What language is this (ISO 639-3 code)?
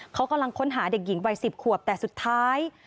tha